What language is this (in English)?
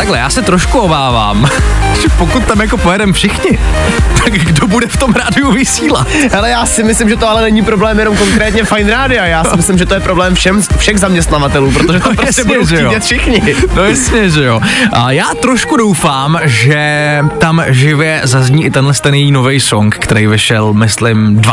Czech